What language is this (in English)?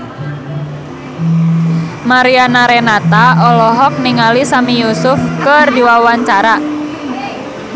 Sundanese